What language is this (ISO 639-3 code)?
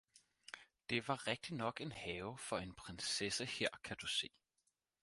dan